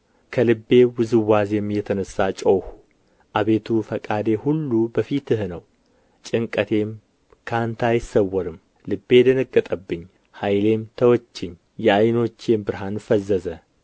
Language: Amharic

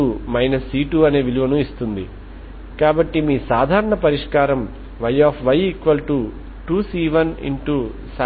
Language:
Telugu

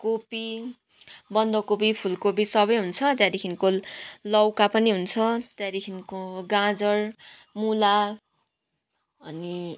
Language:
Nepali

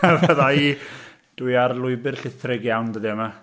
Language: Welsh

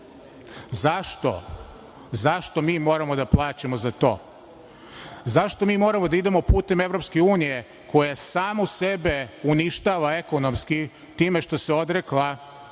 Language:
Serbian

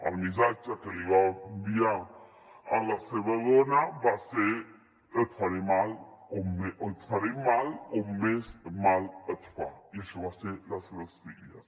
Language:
Catalan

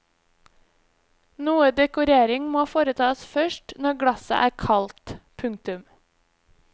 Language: Norwegian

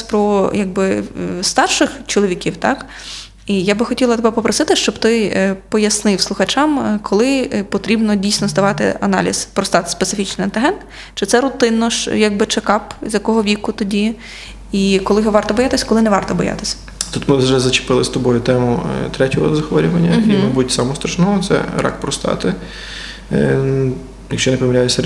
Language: Ukrainian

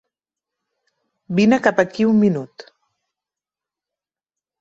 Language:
Catalan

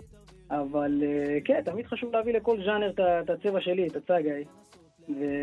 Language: Hebrew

